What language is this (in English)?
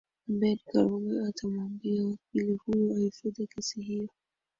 Swahili